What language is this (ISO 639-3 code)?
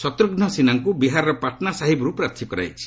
ori